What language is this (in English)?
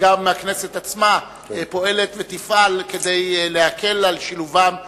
Hebrew